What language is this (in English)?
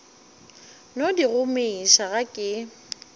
Northern Sotho